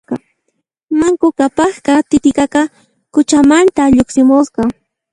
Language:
Puno Quechua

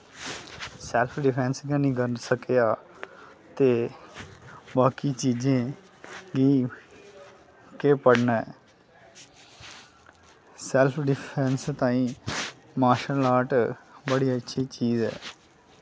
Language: Dogri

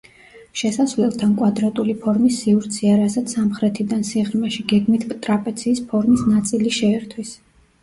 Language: Georgian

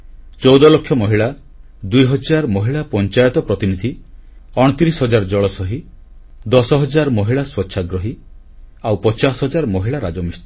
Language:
Odia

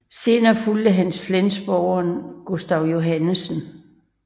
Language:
Danish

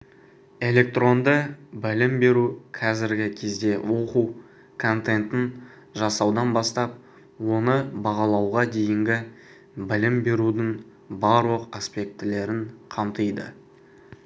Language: Kazakh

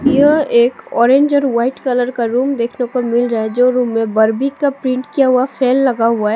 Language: Hindi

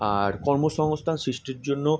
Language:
Bangla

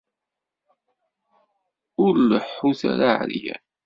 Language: Kabyle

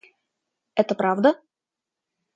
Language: Russian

